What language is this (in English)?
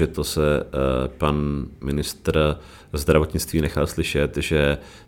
Czech